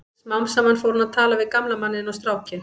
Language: Icelandic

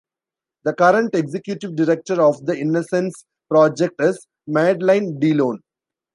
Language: English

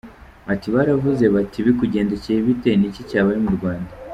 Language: Kinyarwanda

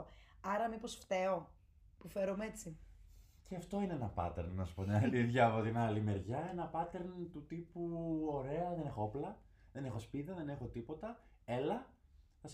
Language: Greek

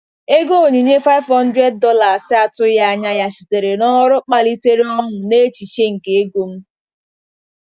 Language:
Igbo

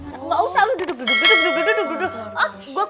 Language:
Indonesian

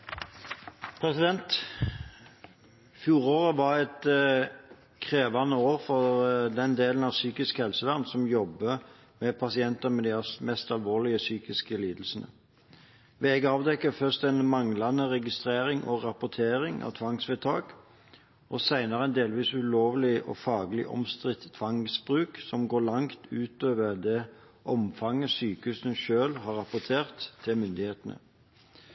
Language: Norwegian Bokmål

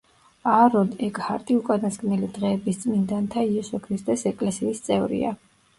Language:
Georgian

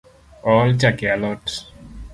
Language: Luo (Kenya and Tanzania)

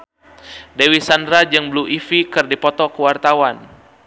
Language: Sundanese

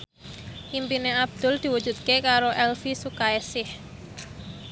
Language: Javanese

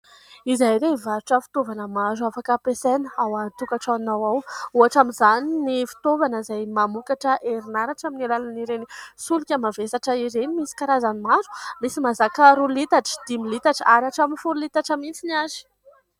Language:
Malagasy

